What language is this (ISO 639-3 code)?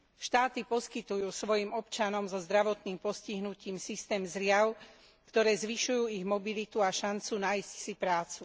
slk